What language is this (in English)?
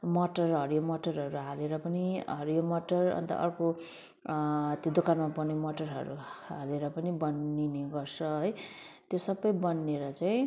Nepali